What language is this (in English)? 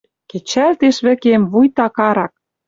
Western Mari